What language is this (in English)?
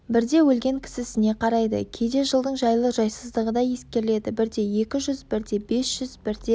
Kazakh